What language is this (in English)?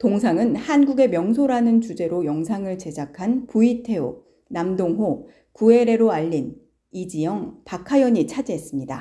Korean